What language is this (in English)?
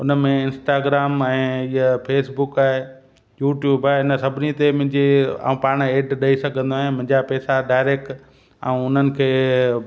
Sindhi